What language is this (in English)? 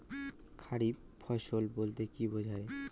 Bangla